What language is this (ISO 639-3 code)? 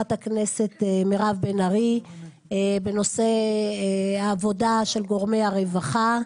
heb